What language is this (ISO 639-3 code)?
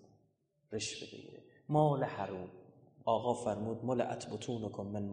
fas